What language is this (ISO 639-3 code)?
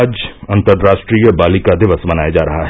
hin